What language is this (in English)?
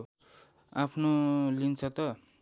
Nepali